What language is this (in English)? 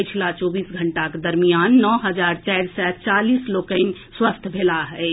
Maithili